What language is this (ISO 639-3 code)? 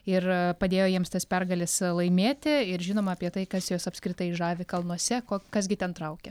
lit